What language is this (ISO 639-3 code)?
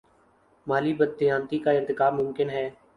urd